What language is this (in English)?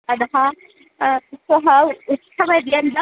Sanskrit